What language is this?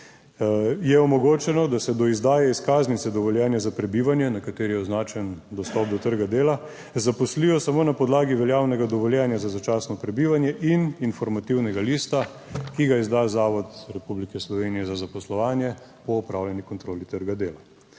Slovenian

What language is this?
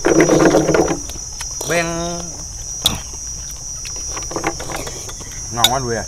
Vietnamese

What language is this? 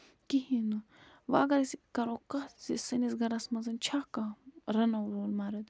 Kashmiri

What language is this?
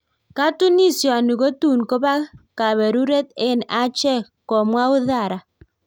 Kalenjin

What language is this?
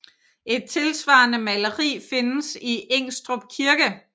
Danish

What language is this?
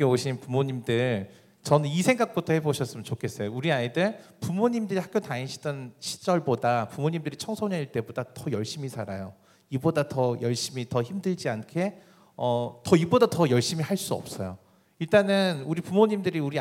Korean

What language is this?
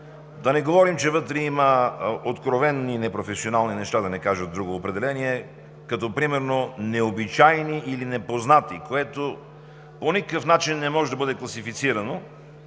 Bulgarian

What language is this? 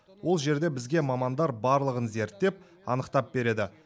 Kazakh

